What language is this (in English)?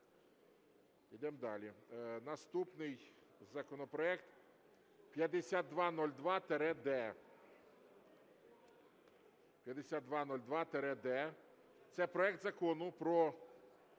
Ukrainian